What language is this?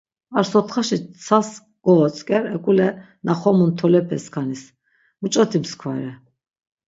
Laz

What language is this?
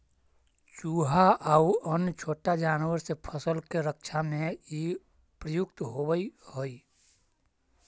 Magahi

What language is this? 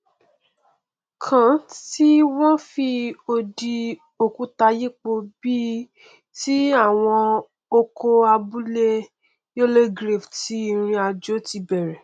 Yoruba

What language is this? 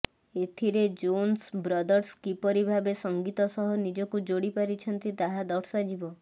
Odia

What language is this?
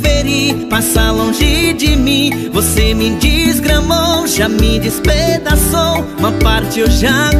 Portuguese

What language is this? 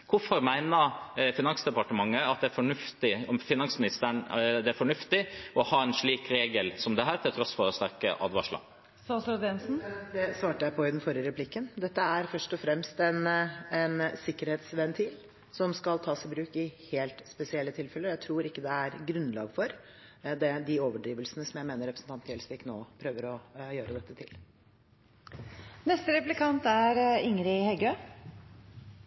Norwegian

